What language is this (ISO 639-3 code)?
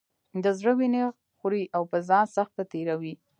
pus